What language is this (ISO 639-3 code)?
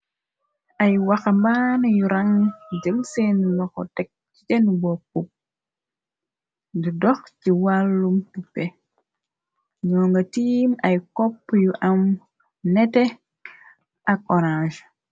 wol